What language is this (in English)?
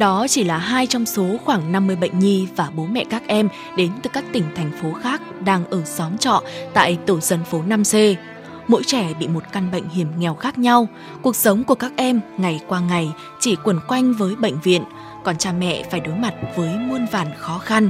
Vietnamese